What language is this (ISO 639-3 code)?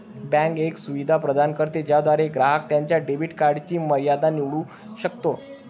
mar